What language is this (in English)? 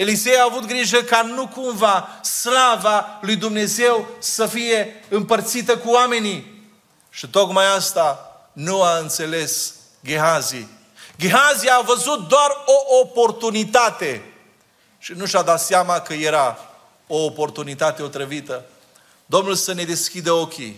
Romanian